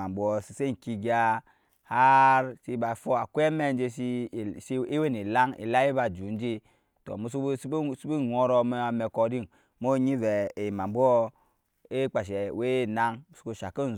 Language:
Nyankpa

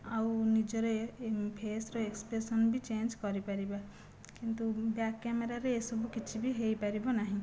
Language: Odia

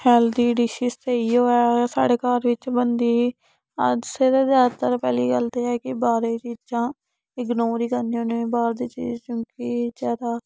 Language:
Dogri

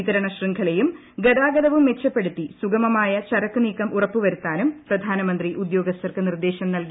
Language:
Malayalam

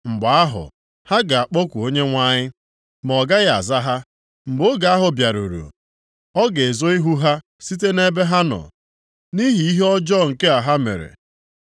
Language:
Igbo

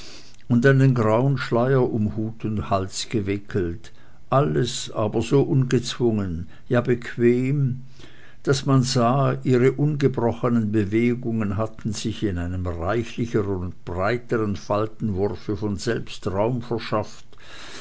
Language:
German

